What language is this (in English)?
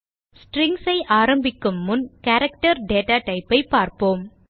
Tamil